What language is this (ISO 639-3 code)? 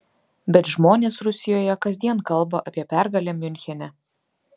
lit